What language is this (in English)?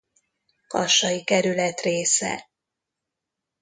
Hungarian